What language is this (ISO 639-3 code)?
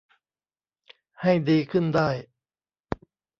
tha